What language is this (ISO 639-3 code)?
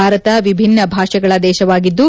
kan